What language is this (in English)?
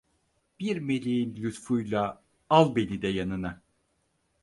Turkish